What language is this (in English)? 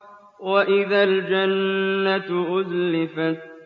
Arabic